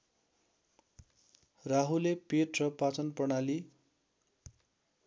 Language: Nepali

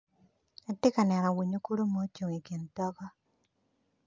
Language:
Acoli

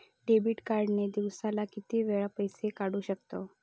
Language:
Marathi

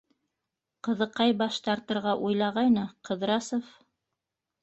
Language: Bashkir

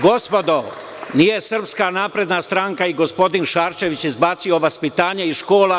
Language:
Serbian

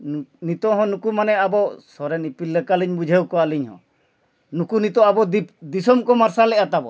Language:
Santali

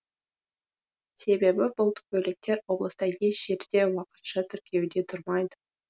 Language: Kazakh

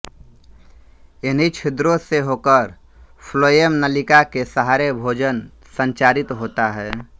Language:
Hindi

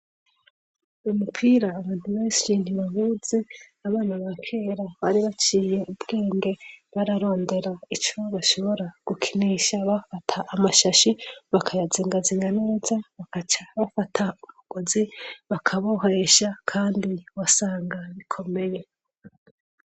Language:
Rundi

